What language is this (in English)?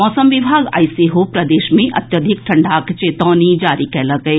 Maithili